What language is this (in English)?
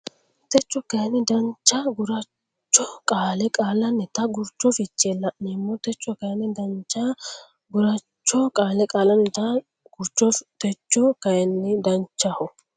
Sidamo